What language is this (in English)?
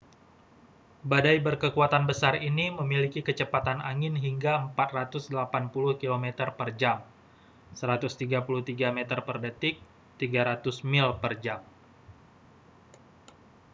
Indonesian